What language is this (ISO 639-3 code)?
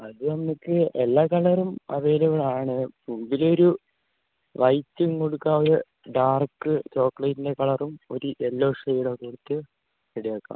mal